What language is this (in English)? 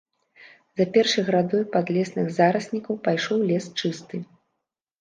Belarusian